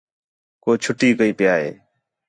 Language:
Khetrani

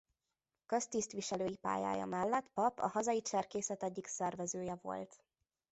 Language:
Hungarian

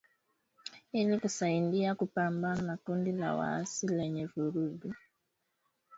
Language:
Swahili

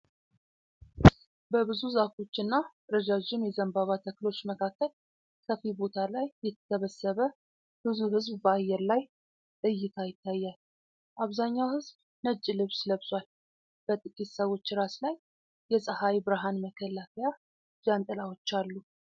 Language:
Amharic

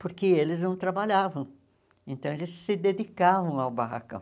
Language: Portuguese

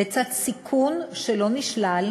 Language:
Hebrew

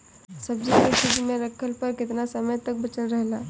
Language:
Bhojpuri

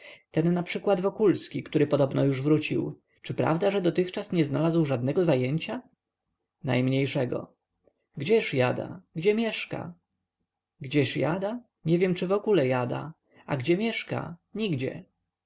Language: Polish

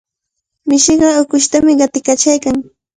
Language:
Cajatambo North Lima Quechua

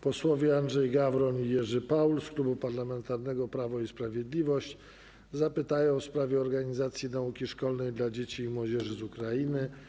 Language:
Polish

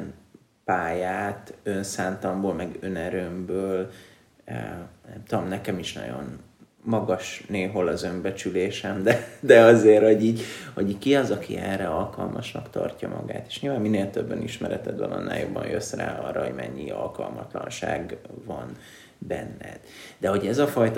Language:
Hungarian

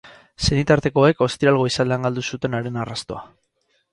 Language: Basque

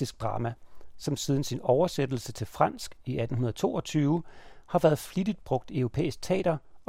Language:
Danish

